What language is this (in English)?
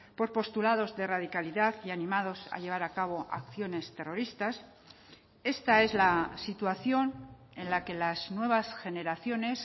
Spanish